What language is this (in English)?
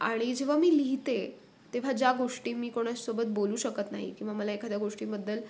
Marathi